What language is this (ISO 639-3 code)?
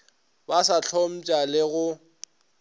nso